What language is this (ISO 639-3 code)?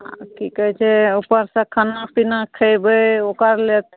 mai